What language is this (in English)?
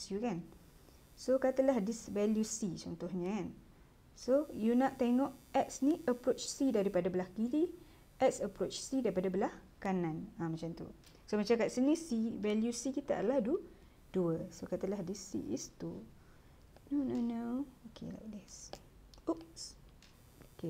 Malay